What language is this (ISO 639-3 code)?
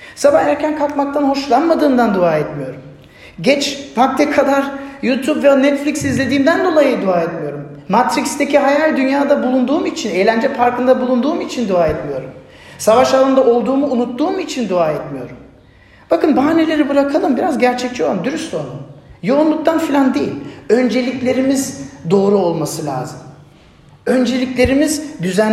tur